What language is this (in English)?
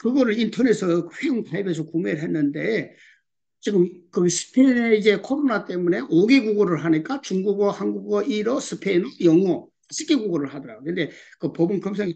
Korean